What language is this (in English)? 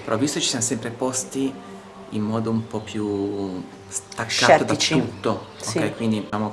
Italian